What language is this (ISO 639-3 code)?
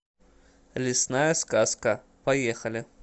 rus